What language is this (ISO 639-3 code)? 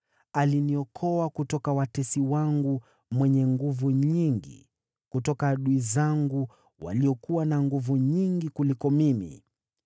swa